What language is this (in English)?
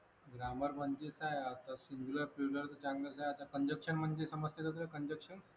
Marathi